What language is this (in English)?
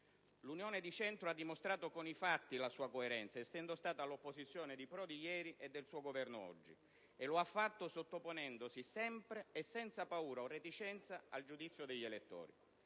Italian